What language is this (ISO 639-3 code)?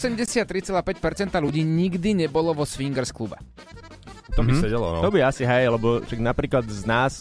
slk